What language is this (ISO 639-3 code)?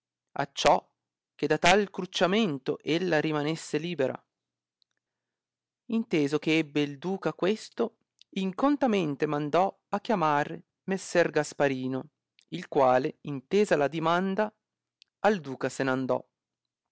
ita